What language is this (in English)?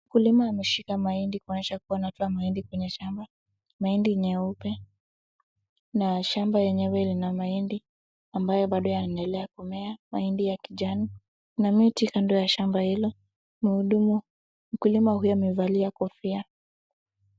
Swahili